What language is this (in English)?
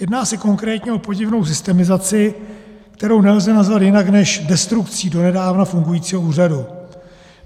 Czech